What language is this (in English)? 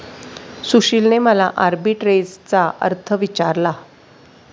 Marathi